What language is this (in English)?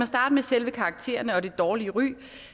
Danish